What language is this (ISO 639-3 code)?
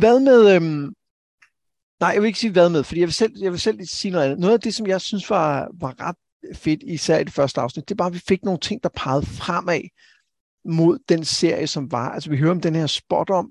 dan